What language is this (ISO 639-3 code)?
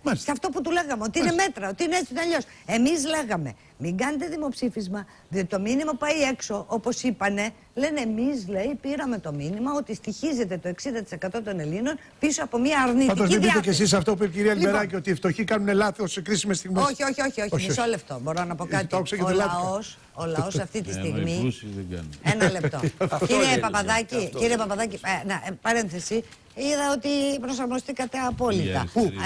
ell